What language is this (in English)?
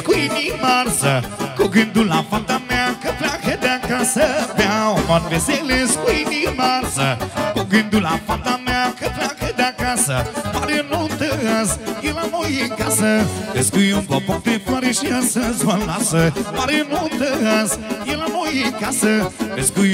Romanian